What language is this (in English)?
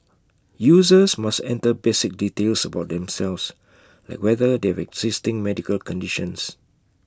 English